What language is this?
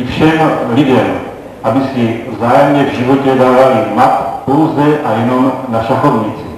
Czech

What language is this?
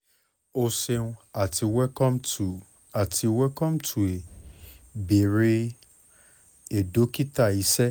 Yoruba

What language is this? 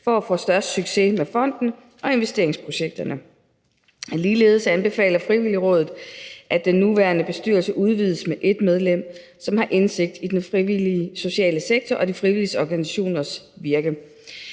Danish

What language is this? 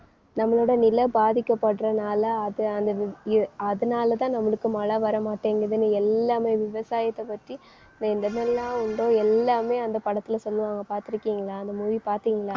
Tamil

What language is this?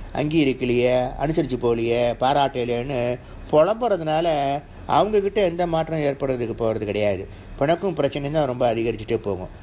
Thai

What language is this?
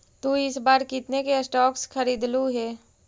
Magahi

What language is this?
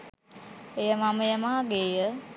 Sinhala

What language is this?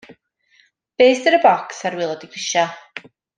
Welsh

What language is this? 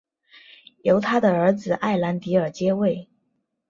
Chinese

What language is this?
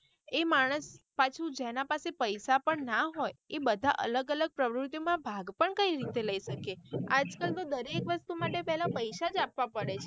Gujarati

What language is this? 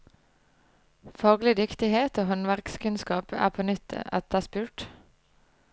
Norwegian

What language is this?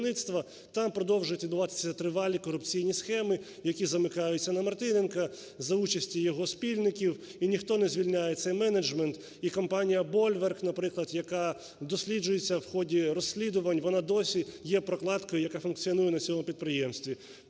Ukrainian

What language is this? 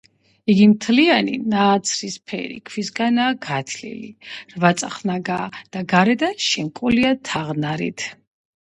Georgian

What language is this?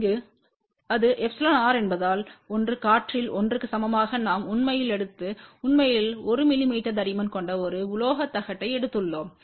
Tamil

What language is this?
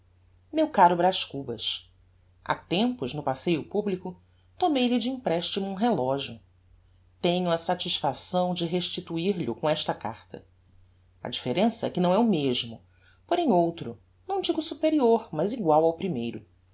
Portuguese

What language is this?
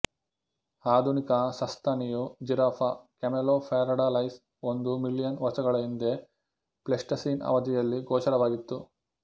Kannada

